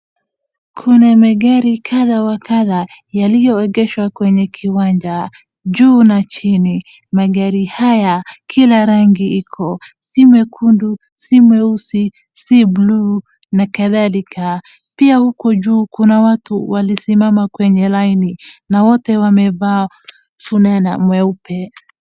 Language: Swahili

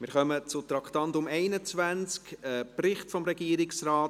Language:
Swiss German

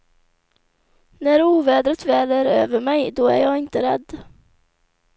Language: Swedish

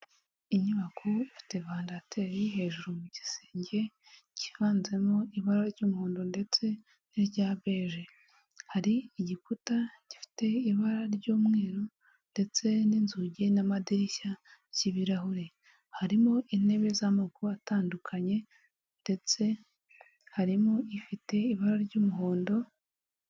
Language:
Kinyarwanda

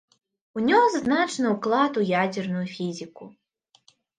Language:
Belarusian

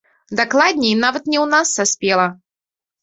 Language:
Belarusian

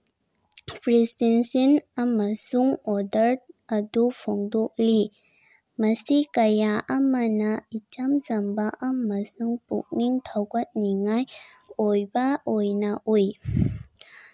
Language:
Manipuri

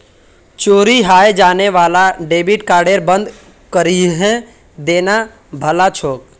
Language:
Magahi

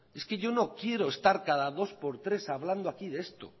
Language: Spanish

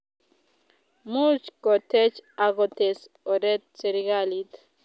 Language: Kalenjin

